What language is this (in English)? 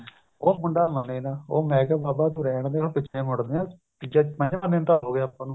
Punjabi